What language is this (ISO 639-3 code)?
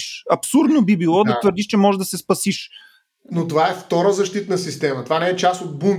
bul